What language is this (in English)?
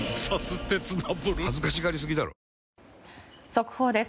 Japanese